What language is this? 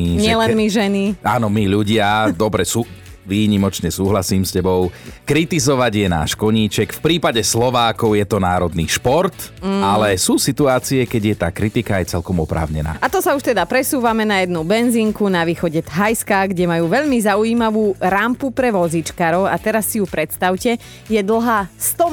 Slovak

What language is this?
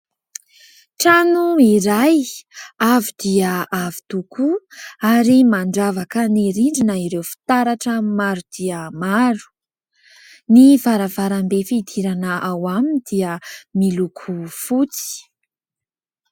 Malagasy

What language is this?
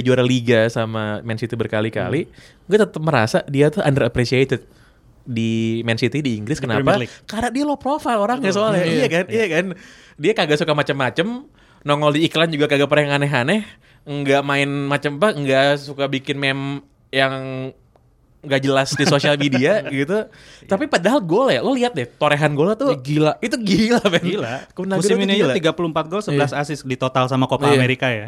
Indonesian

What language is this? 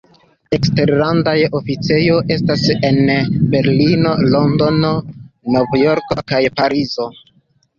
Esperanto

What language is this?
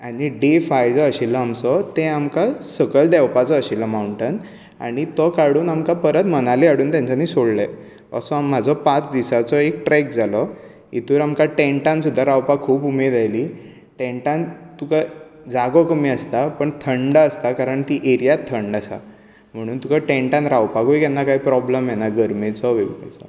Konkani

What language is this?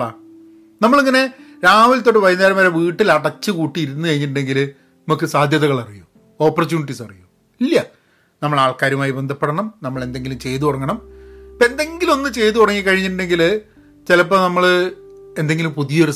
Malayalam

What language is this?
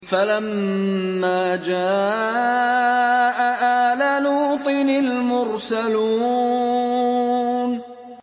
Arabic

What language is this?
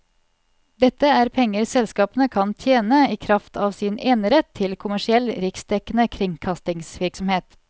Norwegian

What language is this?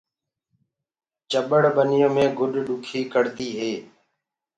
Gurgula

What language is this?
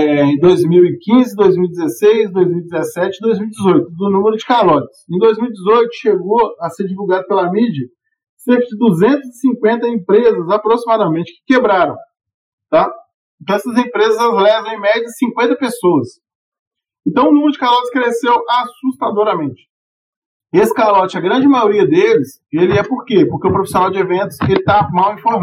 Portuguese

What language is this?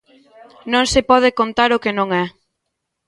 Galician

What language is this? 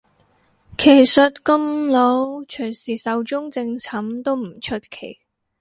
Cantonese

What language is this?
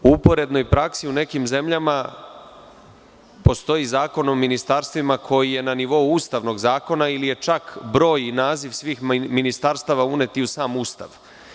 Serbian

